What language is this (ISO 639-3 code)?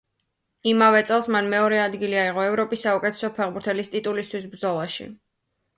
kat